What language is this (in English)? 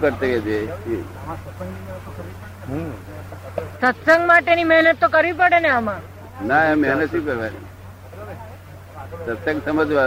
Gujarati